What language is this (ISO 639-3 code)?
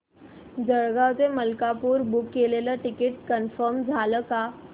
mar